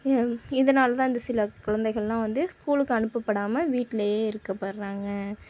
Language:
Tamil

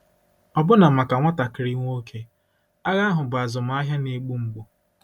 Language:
Igbo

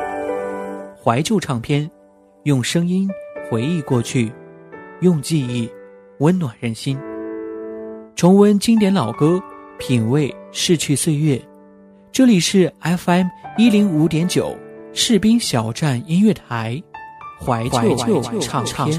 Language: Chinese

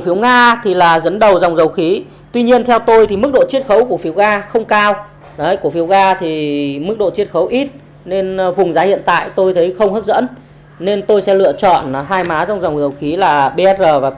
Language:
Vietnamese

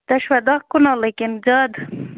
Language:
Kashmiri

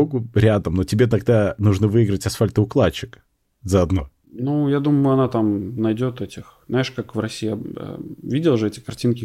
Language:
Russian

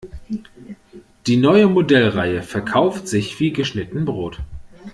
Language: German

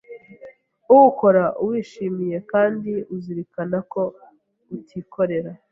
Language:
Kinyarwanda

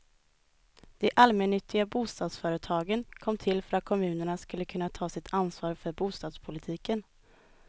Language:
Swedish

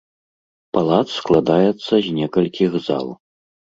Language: Belarusian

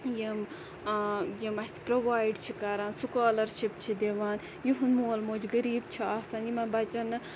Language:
Kashmiri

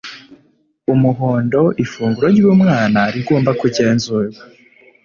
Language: Kinyarwanda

